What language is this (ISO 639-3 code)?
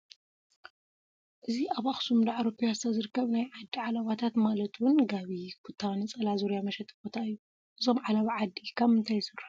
tir